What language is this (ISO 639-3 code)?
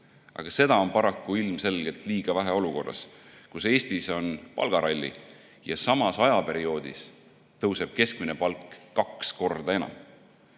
est